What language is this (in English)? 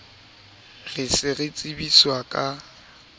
Southern Sotho